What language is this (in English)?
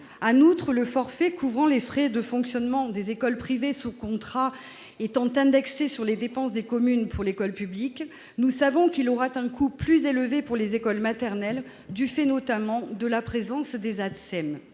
French